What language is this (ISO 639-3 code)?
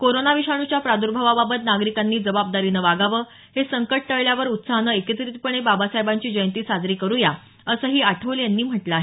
mar